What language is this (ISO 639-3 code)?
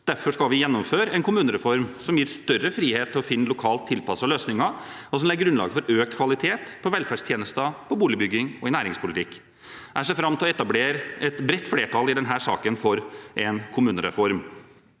nor